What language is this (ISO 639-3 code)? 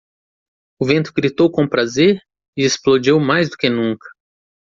por